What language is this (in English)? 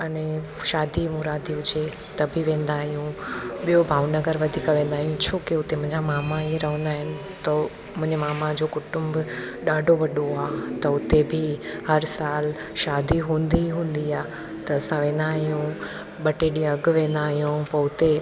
Sindhi